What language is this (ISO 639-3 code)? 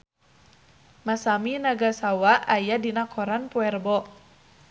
sun